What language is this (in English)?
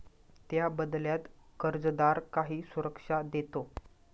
Marathi